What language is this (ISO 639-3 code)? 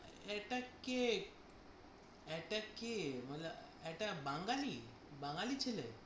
ben